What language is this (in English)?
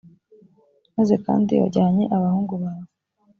Kinyarwanda